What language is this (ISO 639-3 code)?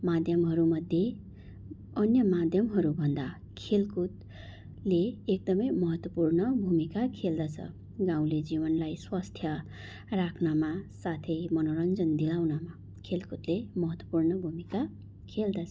nep